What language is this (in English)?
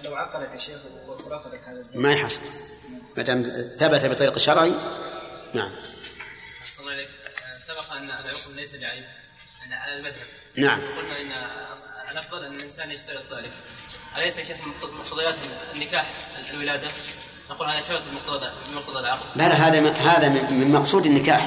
Arabic